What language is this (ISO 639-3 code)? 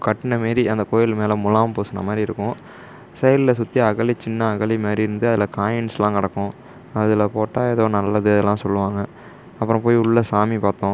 tam